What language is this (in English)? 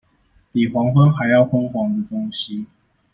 Chinese